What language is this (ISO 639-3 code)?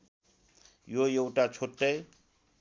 nep